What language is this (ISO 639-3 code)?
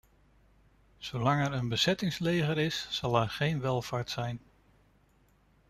nld